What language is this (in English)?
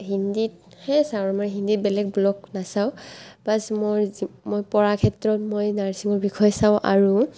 Assamese